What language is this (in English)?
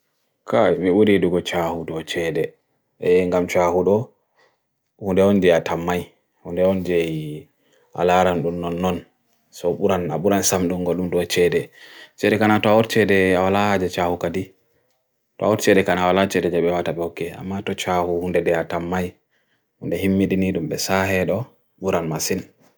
Bagirmi Fulfulde